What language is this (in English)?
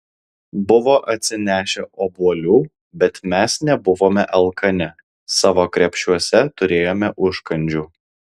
Lithuanian